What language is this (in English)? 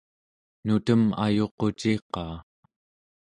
Central Yupik